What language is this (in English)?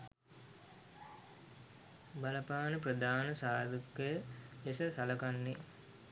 Sinhala